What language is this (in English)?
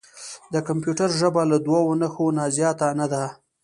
Pashto